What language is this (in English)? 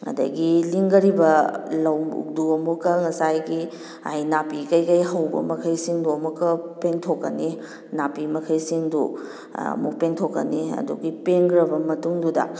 Manipuri